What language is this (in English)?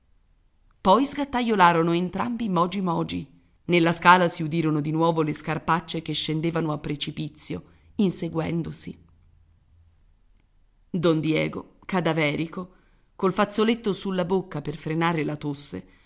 Italian